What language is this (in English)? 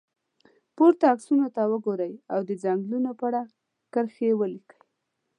Pashto